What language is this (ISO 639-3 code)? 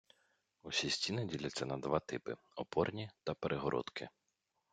ukr